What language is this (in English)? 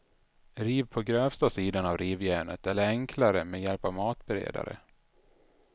Swedish